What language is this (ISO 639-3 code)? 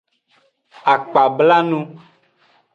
ajg